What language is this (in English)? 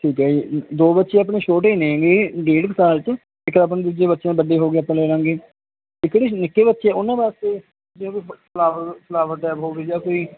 Punjabi